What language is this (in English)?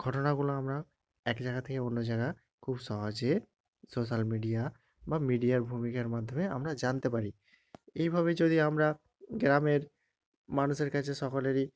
Bangla